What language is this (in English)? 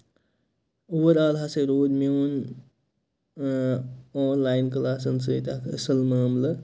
Kashmiri